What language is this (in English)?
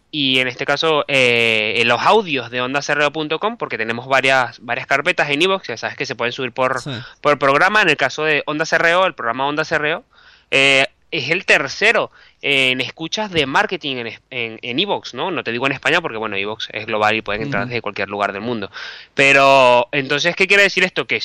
Spanish